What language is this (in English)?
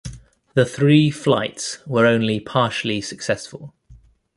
English